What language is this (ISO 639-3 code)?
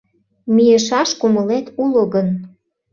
chm